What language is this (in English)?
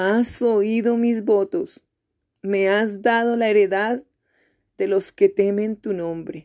Spanish